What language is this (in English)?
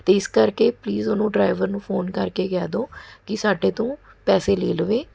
Punjabi